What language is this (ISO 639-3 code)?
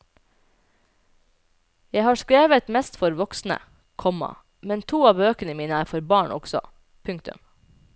nor